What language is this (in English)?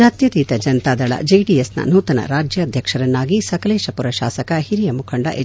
Kannada